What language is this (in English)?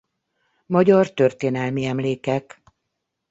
Hungarian